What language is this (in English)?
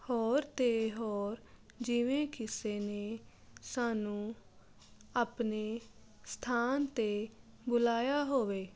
Punjabi